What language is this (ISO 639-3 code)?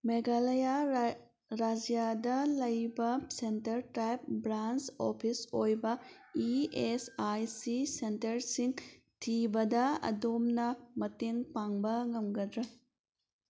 mni